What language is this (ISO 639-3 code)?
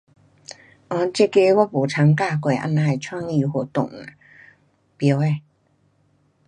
cpx